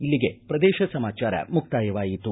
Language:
Kannada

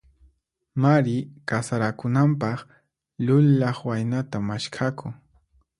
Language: Puno Quechua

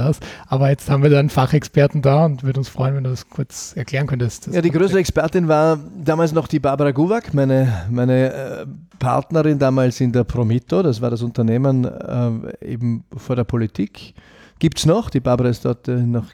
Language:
German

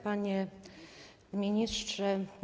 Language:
Polish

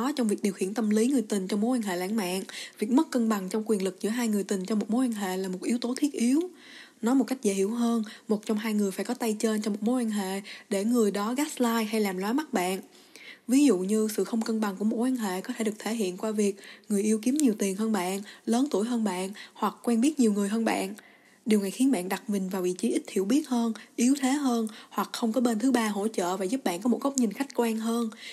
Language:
Vietnamese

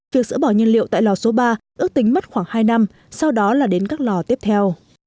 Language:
Vietnamese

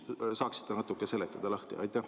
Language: Estonian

